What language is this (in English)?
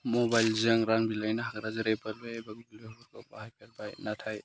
Bodo